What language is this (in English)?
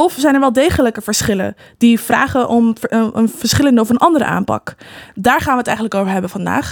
Dutch